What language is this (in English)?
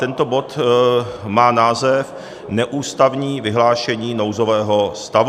Czech